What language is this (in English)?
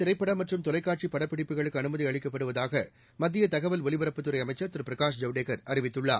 Tamil